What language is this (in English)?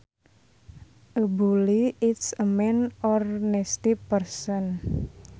Sundanese